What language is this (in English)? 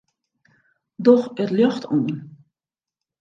Western Frisian